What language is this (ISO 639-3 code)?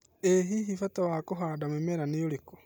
kik